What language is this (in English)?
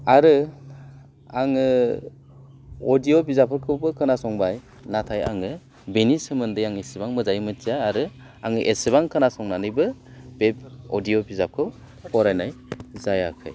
Bodo